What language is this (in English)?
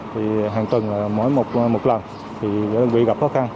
Vietnamese